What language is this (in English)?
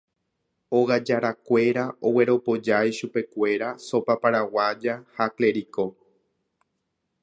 Guarani